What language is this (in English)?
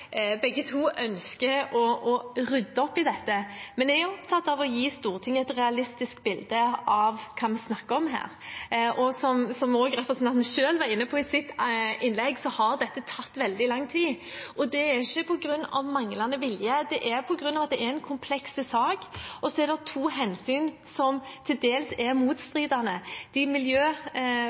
Norwegian Bokmål